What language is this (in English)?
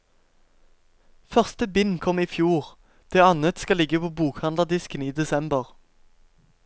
Norwegian